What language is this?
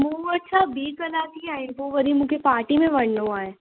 Sindhi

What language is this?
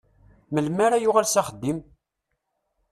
Kabyle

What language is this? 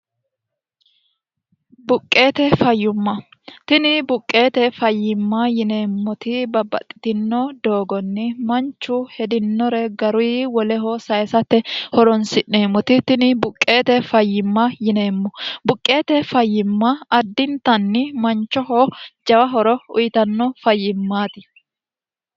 Sidamo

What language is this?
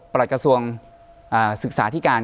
Thai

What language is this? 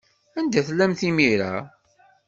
Kabyle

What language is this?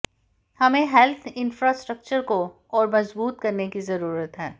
Hindi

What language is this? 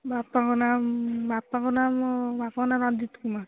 Odia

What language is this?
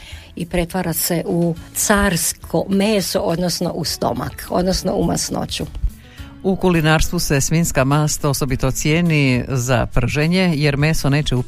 Croatian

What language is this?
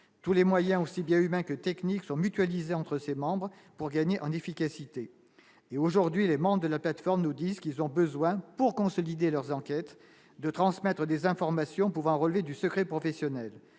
French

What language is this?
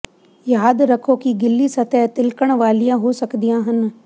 Punjabi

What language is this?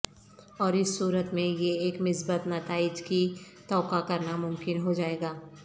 Urdu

